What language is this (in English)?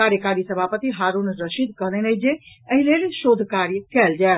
Maithili